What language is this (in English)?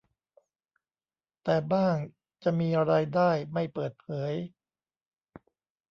Thai